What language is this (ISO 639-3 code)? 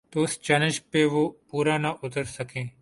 urd